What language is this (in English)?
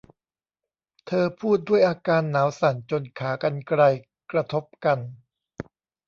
Thai